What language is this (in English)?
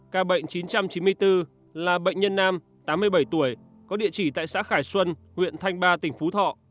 Vietnamese